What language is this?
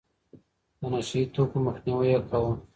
Pashto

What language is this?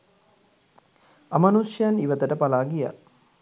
Sinhala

